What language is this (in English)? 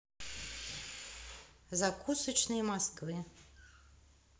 Russian